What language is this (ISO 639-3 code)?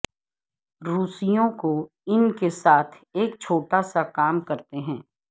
urd